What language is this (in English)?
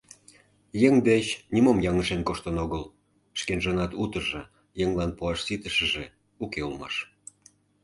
Mari